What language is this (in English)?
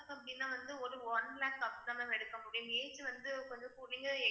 Tamil